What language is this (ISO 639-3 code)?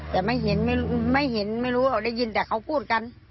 tha